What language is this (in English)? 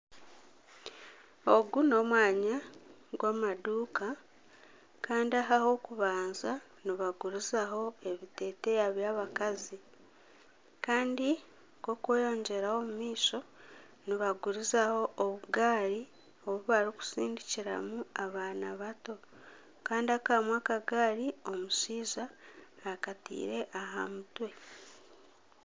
Nyankole